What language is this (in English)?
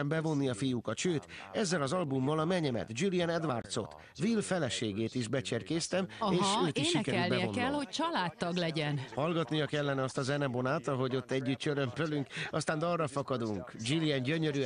Hungarian